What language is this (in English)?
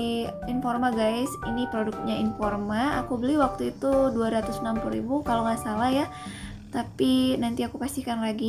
Indonesian